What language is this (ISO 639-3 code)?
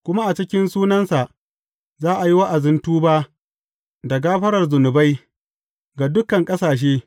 hau